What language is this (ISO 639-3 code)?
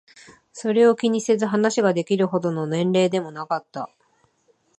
jpn